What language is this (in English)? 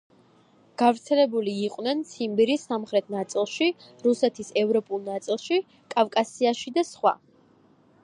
Georgian